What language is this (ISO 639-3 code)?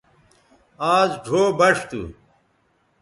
btv